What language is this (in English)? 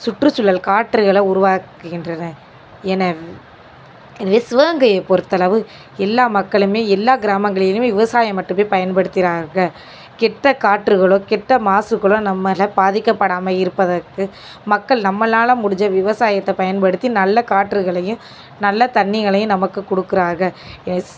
Tamil